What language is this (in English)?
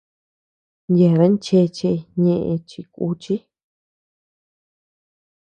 Tepeuxila Cuicatec